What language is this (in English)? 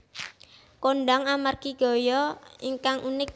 Javanese